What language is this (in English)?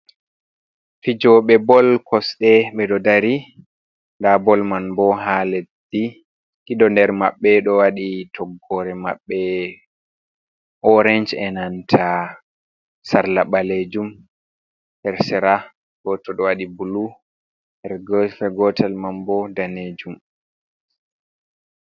Fula